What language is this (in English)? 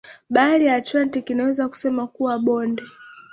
Swahili